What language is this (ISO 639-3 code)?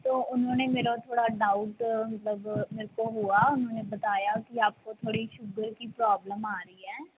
pan